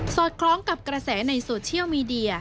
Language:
Thai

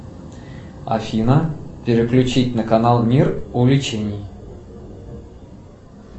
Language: Russian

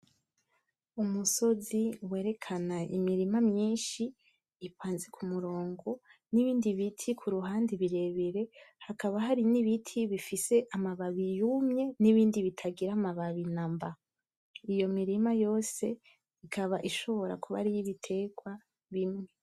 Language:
Rundi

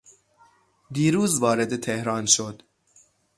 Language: Persian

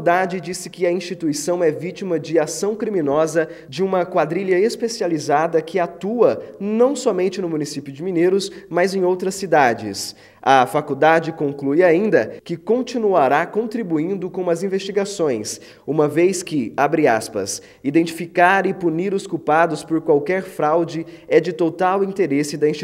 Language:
Portuguese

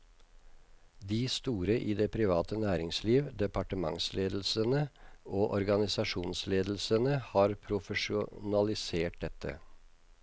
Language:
Norwegian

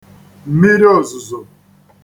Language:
Igbo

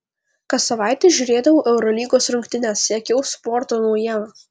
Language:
Lithuanian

